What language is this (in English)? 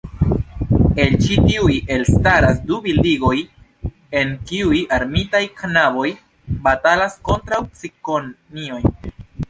Esperanto